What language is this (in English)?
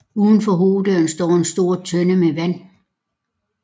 Danish